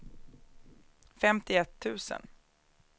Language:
Swedish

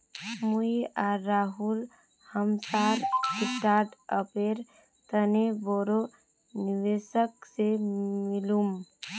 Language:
Magahi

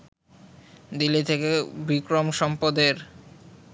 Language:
Bangla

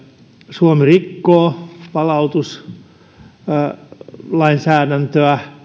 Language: Finnish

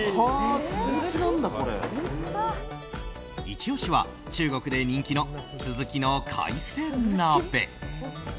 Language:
Japanese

